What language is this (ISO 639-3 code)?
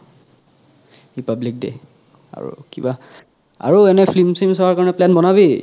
asm